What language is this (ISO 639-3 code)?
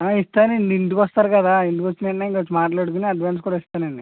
tel